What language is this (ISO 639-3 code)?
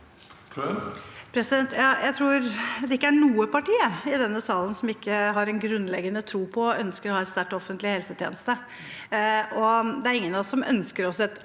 nor